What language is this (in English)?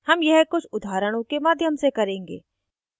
Hindi